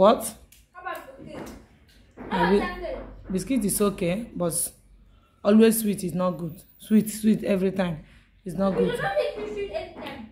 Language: English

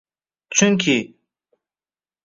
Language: Uzbek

